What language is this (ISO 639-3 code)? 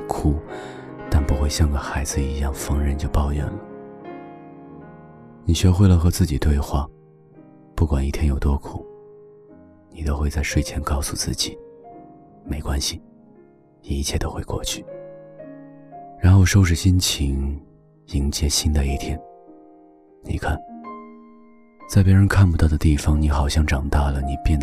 zho